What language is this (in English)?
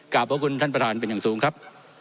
Thai